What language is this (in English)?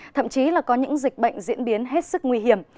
Vietnamese